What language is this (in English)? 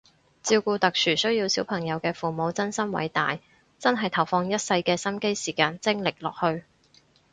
Cantonese